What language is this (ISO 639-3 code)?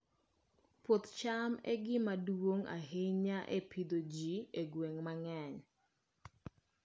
luo